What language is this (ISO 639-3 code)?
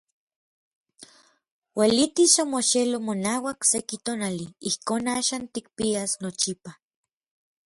nlv